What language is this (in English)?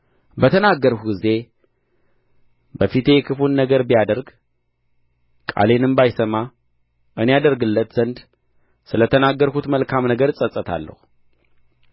Amharic